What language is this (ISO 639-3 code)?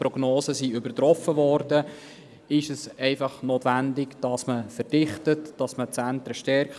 gsw